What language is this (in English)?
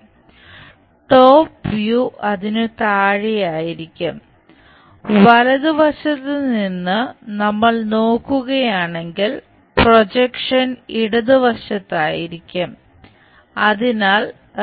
Malayalam